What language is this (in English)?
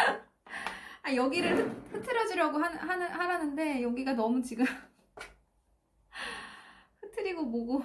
Korean